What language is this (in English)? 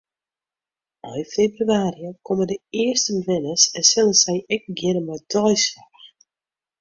Western Frisian